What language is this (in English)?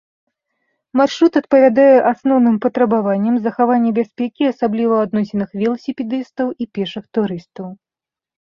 Belarusian